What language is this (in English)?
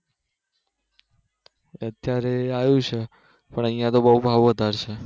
Gujarati